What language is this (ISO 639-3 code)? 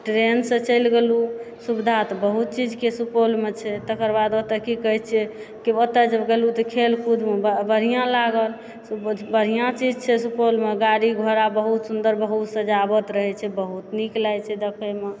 mai